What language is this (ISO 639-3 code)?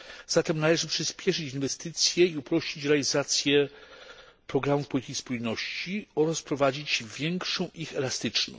pol